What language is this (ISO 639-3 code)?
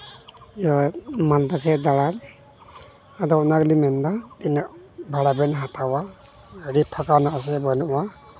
sat